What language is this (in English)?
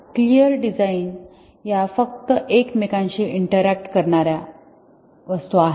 Marathi